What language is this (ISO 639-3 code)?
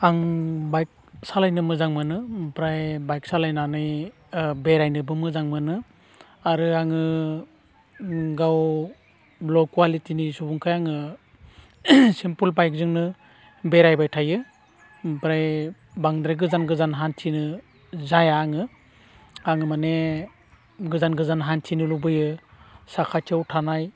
brx